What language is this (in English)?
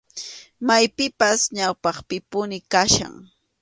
Arequipa-La Unión Quechua